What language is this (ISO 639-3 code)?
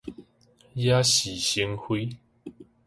nan